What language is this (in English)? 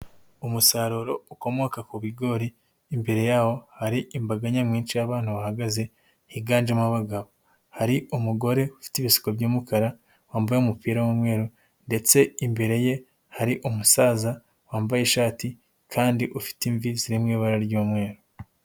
Kinyarwanda